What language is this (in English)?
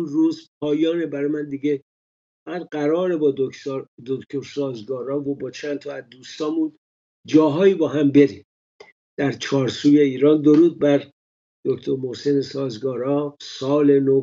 Persian